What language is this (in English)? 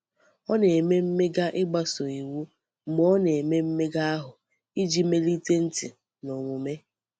Igbo